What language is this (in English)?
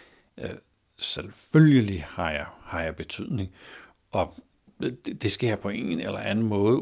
Danish